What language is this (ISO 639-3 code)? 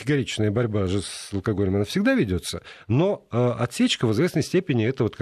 rus